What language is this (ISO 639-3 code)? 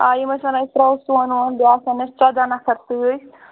kas